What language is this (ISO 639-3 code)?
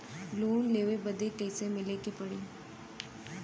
bho